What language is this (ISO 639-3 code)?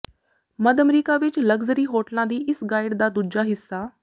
pan